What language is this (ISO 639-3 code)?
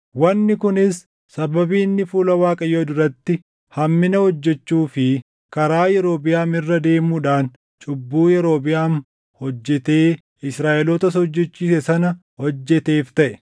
orm